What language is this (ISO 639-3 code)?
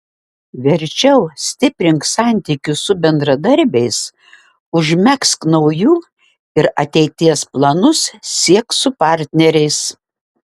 lit